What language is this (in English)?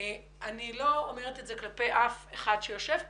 Hebrew